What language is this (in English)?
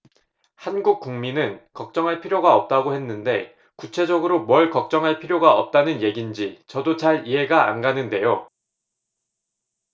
Korean